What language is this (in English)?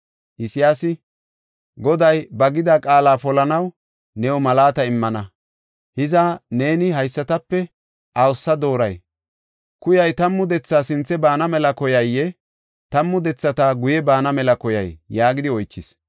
Gofa